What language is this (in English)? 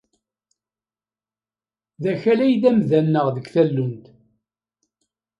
Kabyle